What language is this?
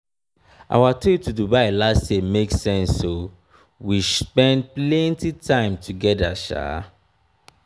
Nigerian Pidgin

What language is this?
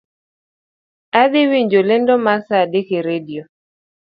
Luo (Kenya and Tanzania)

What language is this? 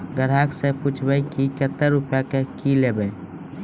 Maithili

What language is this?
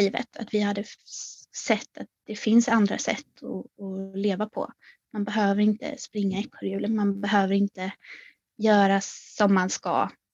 Swedish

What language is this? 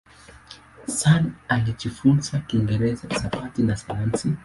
Swahili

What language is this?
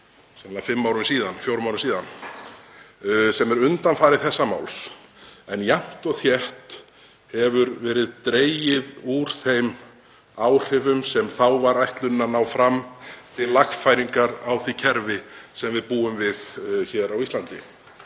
Icelandic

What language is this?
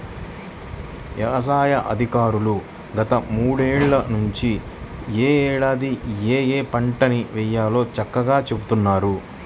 Telugu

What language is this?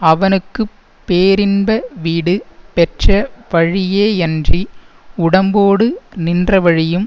Tamil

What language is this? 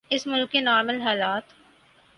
Urdu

